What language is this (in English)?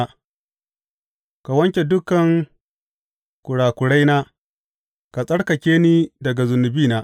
Hausa